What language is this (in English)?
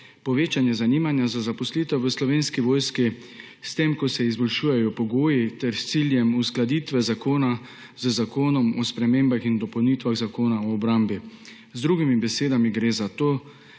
Slovenian